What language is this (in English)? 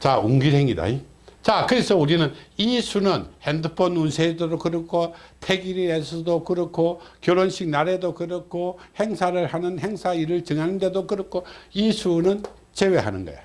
Korean